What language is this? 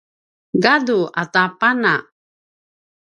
Paiwan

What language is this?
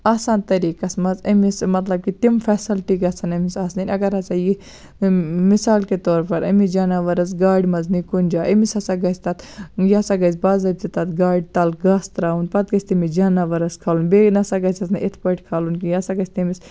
Kashmiri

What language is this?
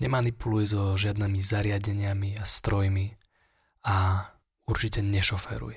Slovak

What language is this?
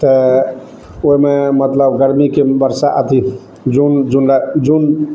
Maithili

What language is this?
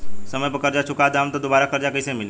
Bhojpuri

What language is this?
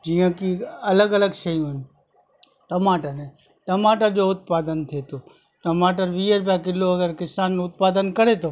Sindhi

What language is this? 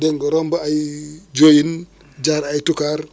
Wolof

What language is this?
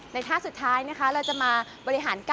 Thai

